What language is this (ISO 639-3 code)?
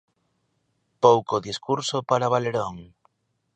glg